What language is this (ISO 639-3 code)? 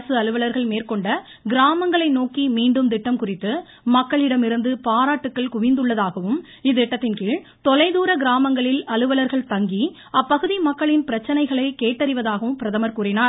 tam